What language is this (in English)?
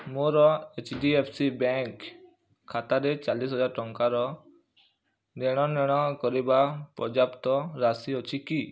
Odia